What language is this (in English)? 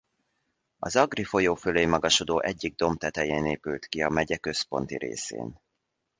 Hungarian